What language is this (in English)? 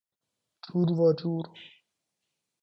Persian